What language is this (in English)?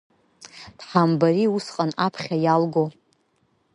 Abkhazian